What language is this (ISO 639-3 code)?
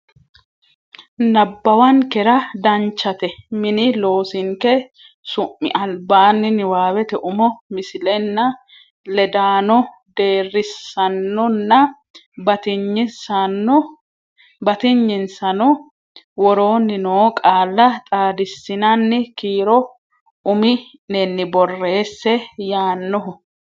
sid